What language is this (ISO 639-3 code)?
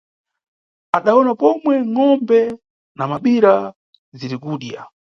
nyu